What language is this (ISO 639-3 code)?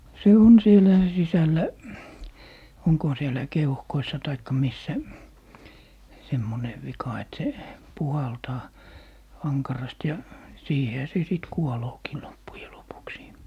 fin